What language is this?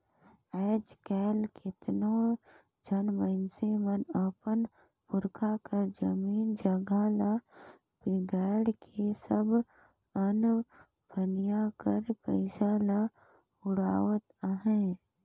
Chhattisgarhi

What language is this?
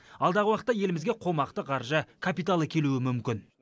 Kazakh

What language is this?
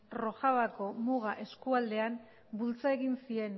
Basque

